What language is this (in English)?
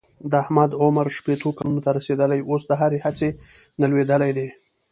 Pashto